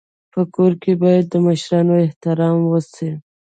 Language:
Pashto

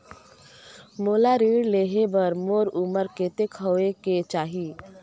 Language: Chhattisgarhi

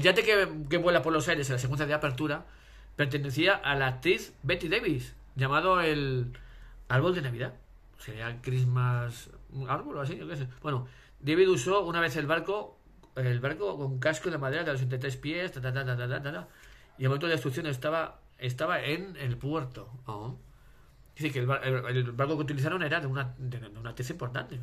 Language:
Spanish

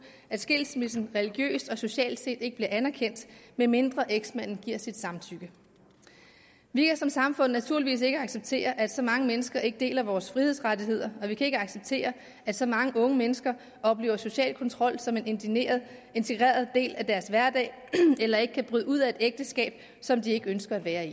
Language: Danish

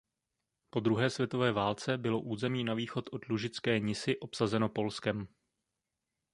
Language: Czech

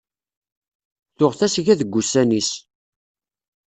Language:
Kabyle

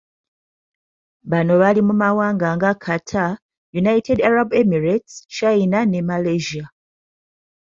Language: Ganda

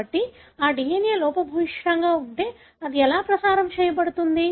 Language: Telugu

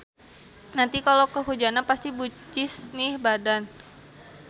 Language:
Sundanese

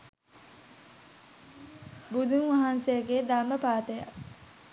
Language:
Sinhala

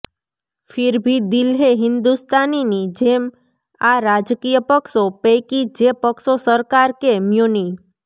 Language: Gujarati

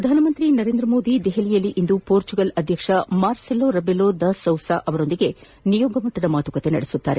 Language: Kannada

